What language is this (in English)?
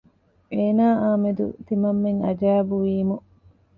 Divehi